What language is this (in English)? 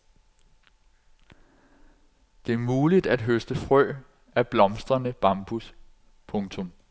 Danish